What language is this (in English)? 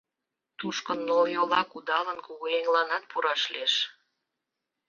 Mari